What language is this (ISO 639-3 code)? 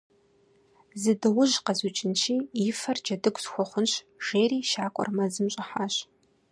kbd